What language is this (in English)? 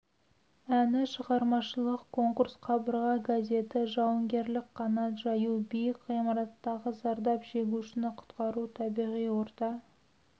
Kazakh